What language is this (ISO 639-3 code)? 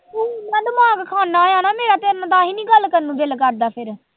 pan